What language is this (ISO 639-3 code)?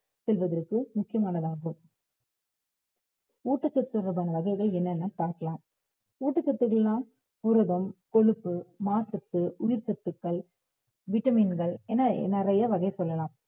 tam